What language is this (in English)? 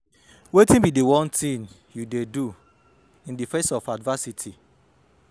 Nigerian Pidgin